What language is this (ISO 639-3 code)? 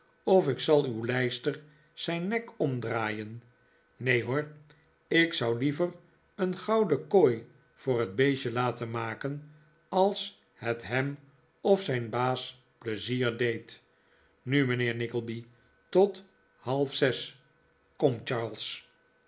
nld